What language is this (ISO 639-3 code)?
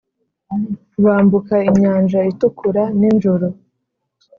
kin